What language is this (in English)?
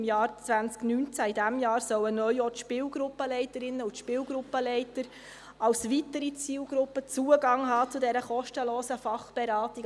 Swiss German